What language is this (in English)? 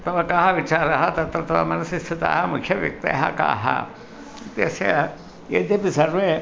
Sanskrit